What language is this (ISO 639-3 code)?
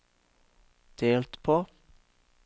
nor